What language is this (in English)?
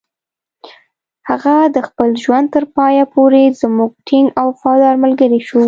Pashto